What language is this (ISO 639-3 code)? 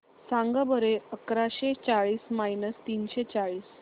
mar